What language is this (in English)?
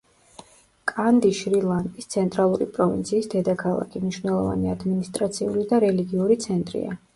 Georgian